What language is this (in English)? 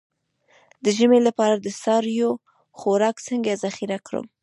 Pashto